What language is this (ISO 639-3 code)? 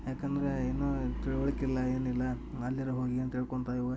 kan